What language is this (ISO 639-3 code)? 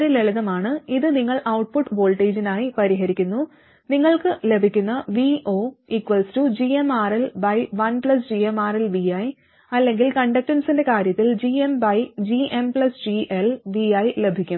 mal